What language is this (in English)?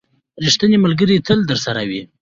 Pashto